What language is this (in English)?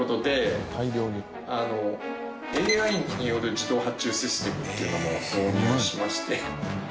Japanese